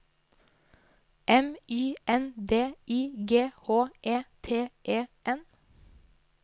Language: Norwegian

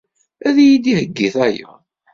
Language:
Kabyle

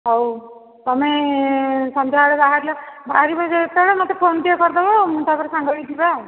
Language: Odia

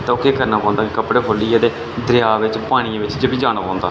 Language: Dogri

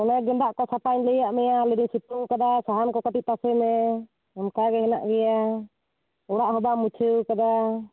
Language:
Santali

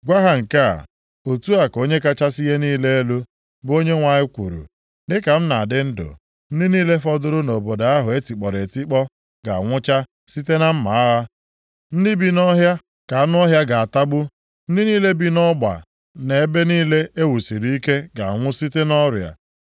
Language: Igbo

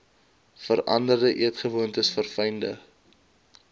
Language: Afrikaans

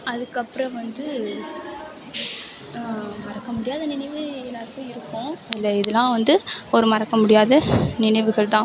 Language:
Tamil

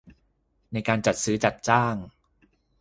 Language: Thai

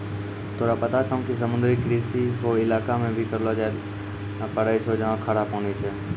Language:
Maithili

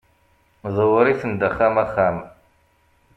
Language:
Kabyle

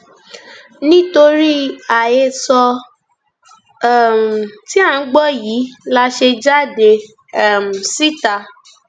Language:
Yoruba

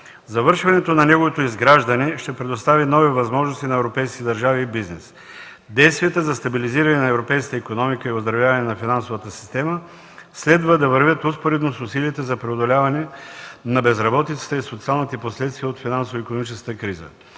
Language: Bulgarian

